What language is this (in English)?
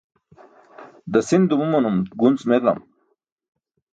Burushaski